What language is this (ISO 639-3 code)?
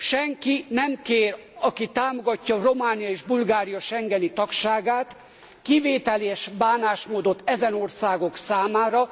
hun